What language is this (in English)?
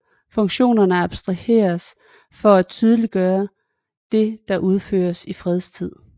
Danish